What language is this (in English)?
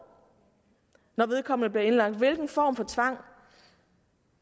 Danish